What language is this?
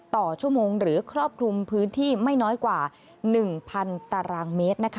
Thai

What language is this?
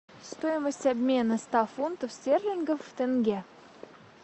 Russian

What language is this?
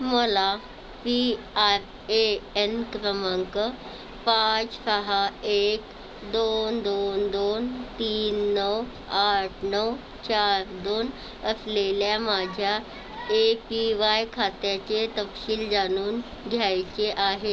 Marathi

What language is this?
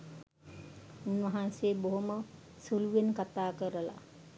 Sinhala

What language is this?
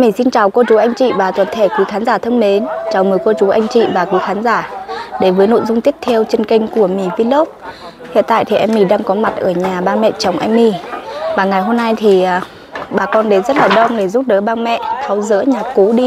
Vietnamese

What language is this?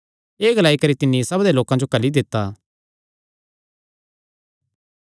Kangri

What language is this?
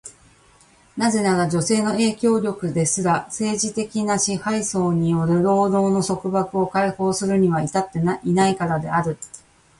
Japanese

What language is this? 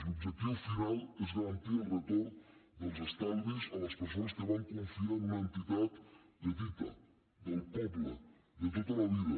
Catalan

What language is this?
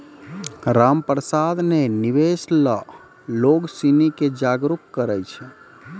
Maithili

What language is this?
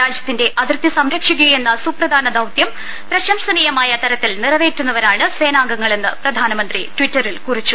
Malayalam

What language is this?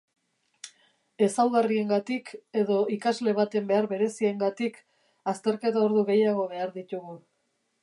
Basque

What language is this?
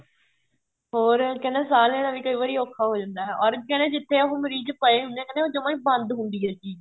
Punjabi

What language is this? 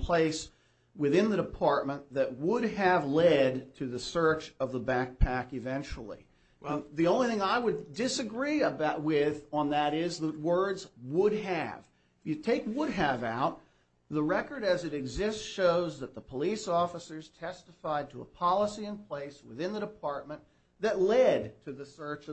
English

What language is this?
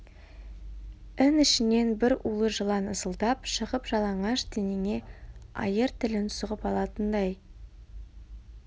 Kazakh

